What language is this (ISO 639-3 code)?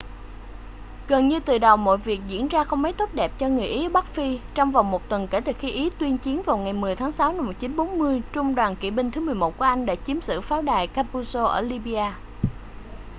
vie